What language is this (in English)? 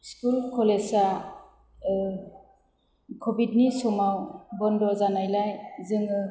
Bodo